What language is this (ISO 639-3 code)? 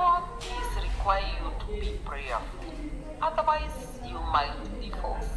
eng